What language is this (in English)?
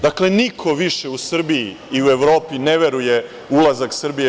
Serbian